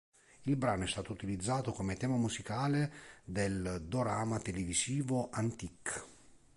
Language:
Italian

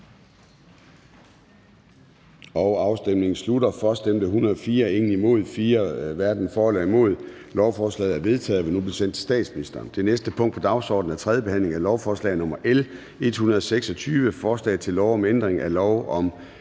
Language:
Danish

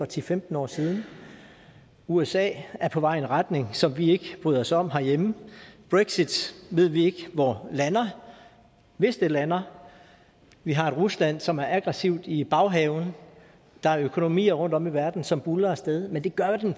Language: Danish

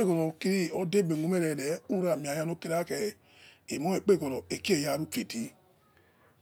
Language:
Yekhee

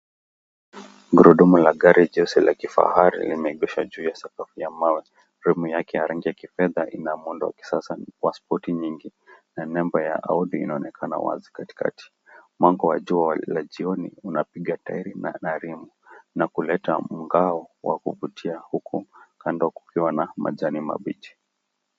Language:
Swahili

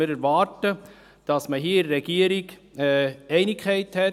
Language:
Swiss German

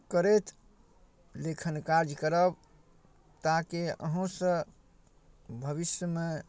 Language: Maithili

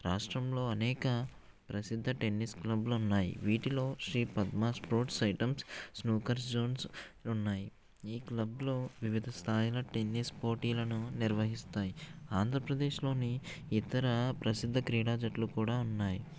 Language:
Telugu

